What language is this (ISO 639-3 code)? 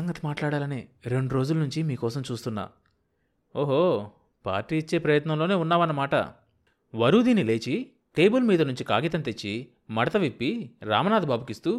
tel